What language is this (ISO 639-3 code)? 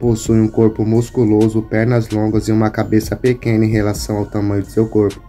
por